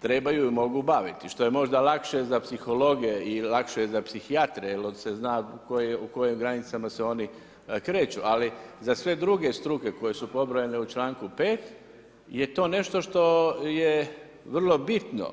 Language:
Croatian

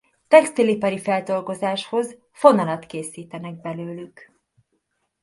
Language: Hungarian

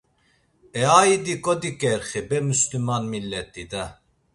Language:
Laz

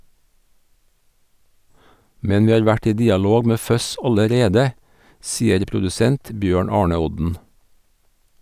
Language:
Norwegian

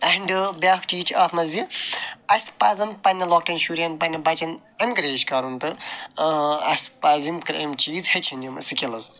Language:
Kashmiri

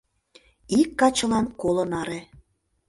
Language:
Mari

